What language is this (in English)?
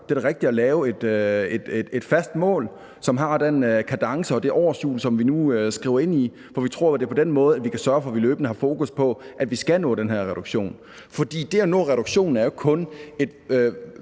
Danish